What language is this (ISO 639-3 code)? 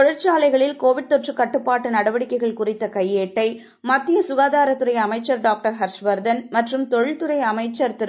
tam